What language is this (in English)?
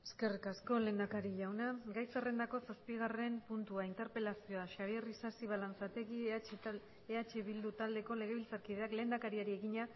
Basque